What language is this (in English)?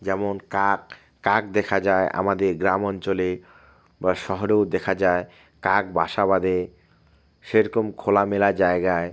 Bangla